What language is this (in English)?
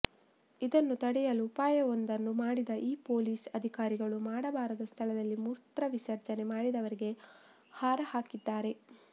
Kannada